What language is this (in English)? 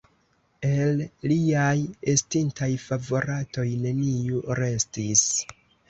Esperanto